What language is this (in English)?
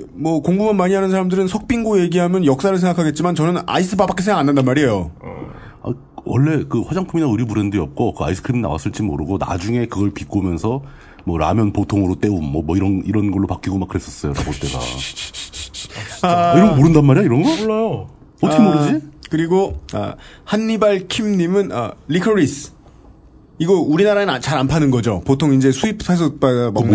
Korean